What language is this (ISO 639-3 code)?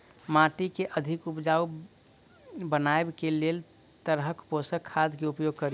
mai